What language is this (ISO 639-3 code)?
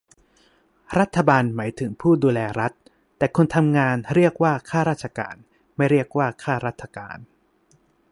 tha